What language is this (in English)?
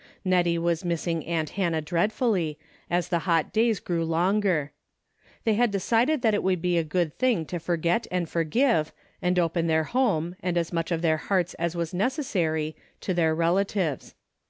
English